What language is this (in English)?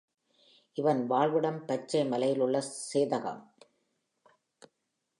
Tamil